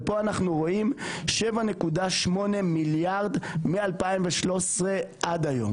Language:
Hebrew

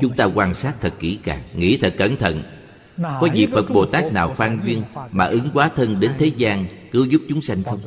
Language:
Vietnamese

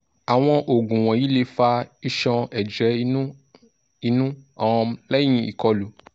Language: Yoruba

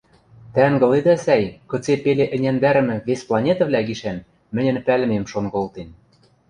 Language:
Western Mari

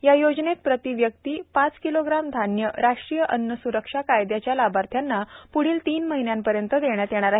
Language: Marathi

